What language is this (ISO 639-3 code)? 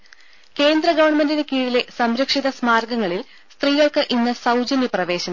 mal